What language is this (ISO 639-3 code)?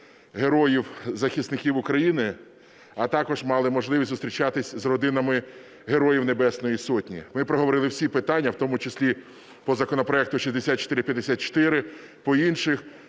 ukr